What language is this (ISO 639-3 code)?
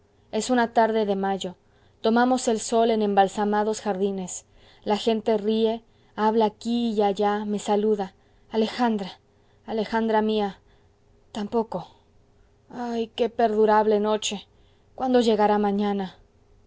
spa